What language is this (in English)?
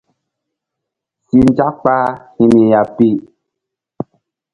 Mbum